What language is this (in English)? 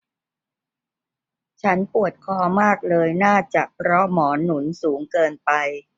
Thai